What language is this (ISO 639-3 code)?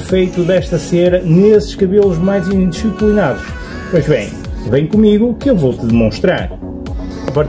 por